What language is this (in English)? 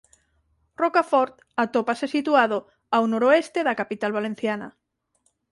Galician